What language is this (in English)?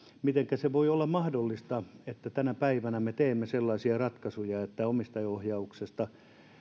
Finnish